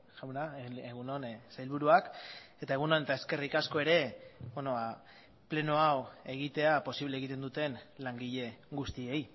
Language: Basque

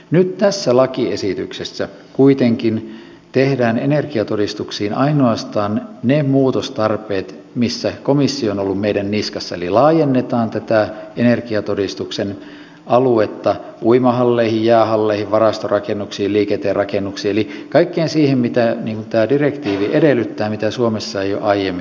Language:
Finnish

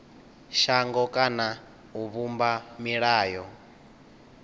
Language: Venda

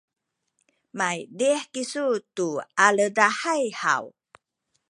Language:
Sakizaya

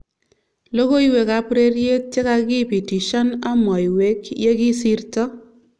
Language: Kalenjin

